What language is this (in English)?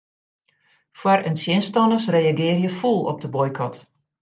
Western Frisian